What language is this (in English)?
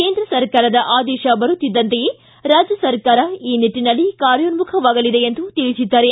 Kannada